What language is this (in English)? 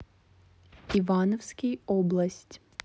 Russian